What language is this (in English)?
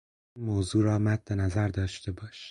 Persian